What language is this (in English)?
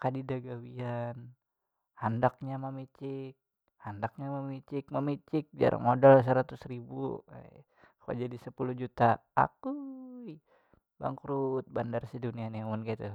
Banjar